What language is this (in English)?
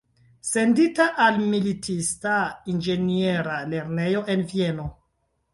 Esperanto